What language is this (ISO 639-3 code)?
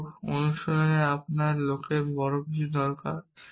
ben